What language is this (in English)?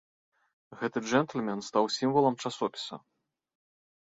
Belarusian